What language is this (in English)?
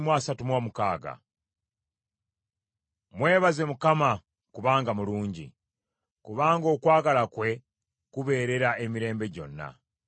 Ganda